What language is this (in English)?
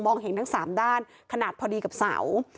Thai